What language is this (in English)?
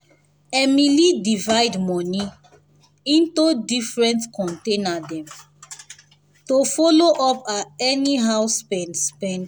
Nigerian Pidgin